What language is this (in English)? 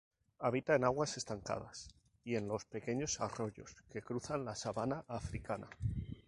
Spanish